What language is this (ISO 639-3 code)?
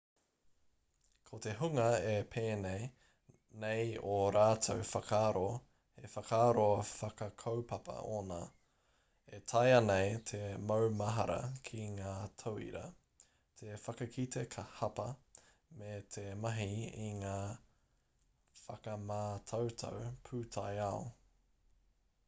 mri